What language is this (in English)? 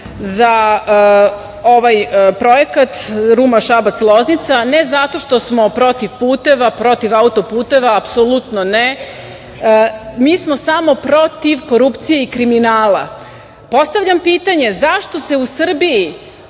Serbian